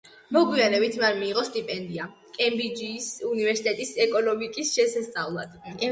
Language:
Georgian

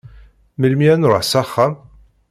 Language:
Kabyle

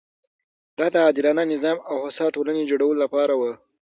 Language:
Pashto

